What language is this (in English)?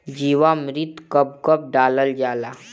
Bhojpuri